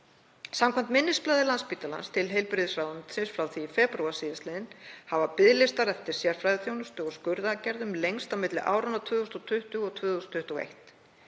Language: Icelandic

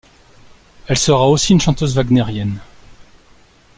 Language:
French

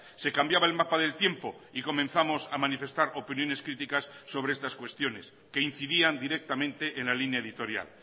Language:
Spanish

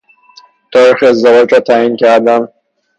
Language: Persian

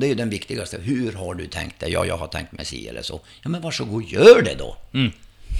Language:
Swedish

